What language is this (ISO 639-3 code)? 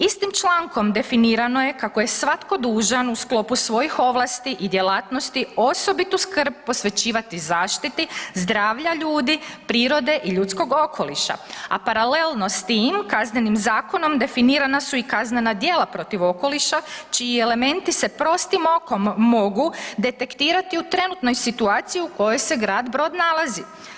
hrv